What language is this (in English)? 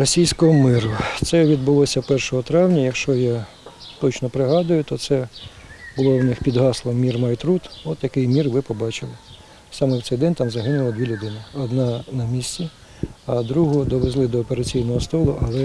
Ukrainian